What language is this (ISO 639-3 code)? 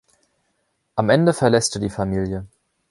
deu